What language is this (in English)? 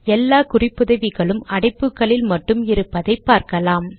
Tamil